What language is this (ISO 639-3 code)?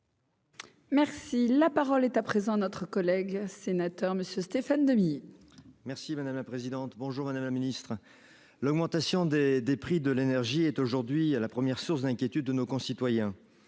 fra